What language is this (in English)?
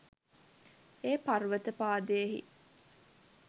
Sinhala